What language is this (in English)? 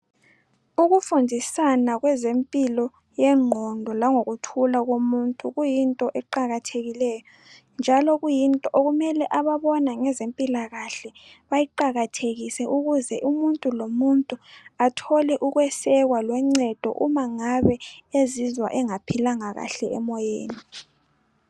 North Ndebele